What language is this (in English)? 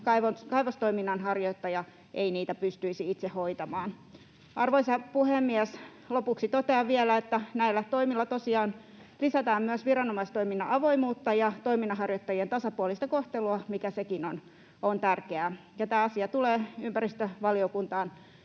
Finnish